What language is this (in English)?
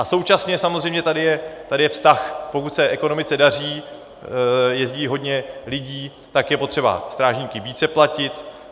Czech